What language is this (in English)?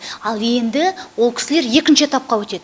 Kazakh